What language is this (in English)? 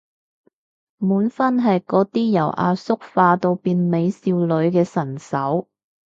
Cantonese